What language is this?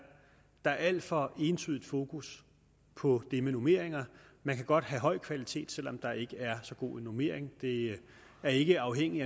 Danish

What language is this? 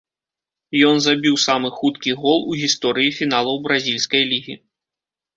Belarusian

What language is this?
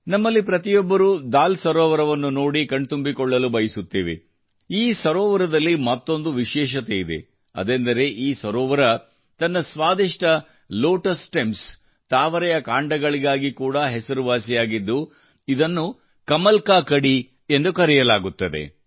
Kannada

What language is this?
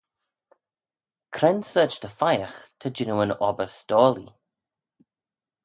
Manx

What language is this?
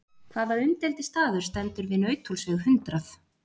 Icelandic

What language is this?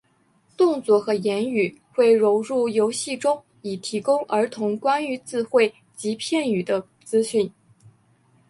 Chinese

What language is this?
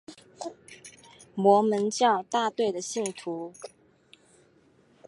Chinese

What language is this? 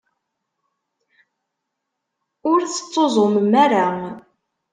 Kabyle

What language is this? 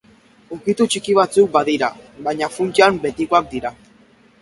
Basque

